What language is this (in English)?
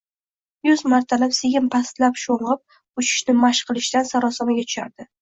Uzbek